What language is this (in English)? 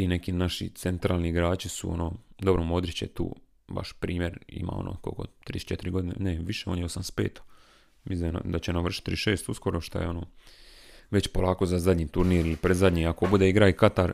Croatian